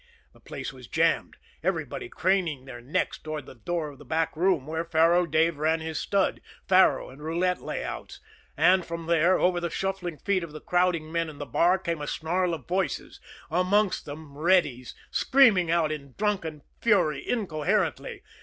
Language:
English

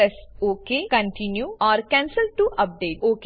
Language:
Gujarati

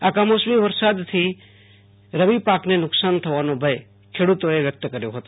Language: Gujarati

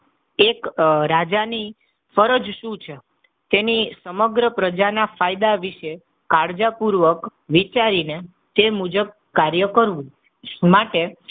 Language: Gujarati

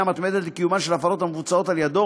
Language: Hebrew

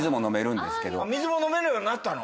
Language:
Japanese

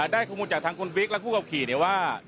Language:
Thai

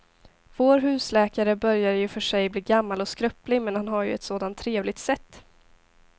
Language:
Swedish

